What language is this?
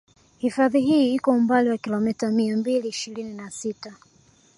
Swahili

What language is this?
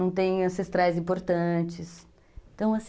Portuguese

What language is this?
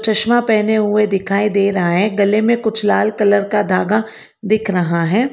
Hindi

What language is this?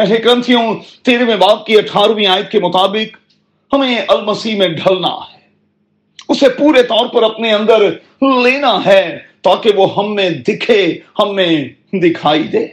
Urdu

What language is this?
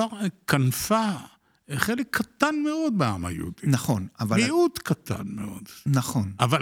Hebrew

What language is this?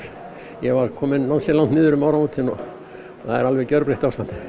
Icelandic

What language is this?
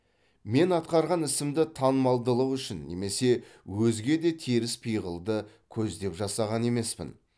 Kazakh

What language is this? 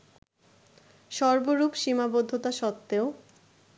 Bangla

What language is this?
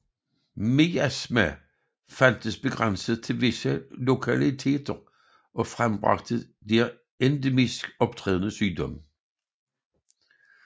Danish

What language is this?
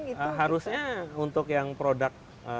Indonesian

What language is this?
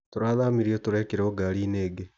Kikuyu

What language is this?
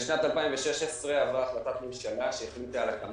Hebrew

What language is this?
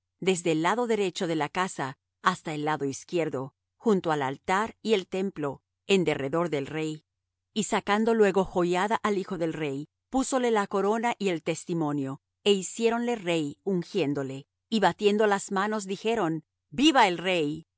Spanish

